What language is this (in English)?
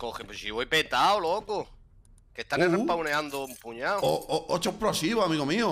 Spanish